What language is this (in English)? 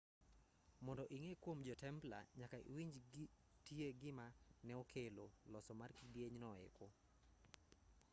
Luo (Kenya and Tanzania)